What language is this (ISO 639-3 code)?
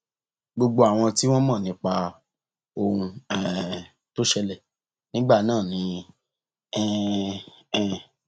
yor